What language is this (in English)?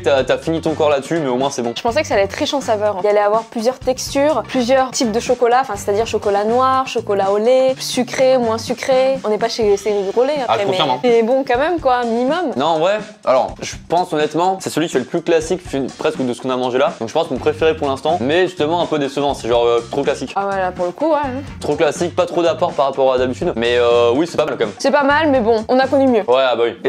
French